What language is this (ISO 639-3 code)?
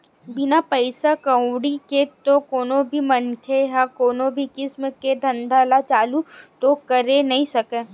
hne